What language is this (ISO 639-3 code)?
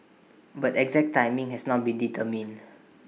eng